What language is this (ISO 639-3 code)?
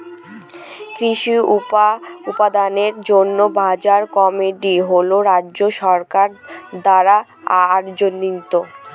ben